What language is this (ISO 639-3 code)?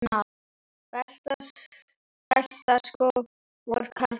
isl